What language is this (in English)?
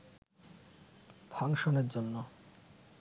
Bangla